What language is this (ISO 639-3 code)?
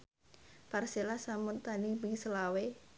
jav